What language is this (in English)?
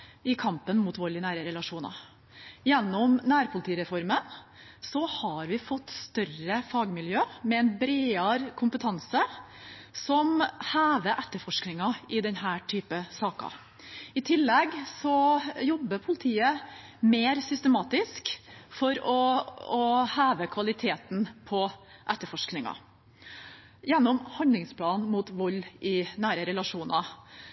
Norwegian Bokmål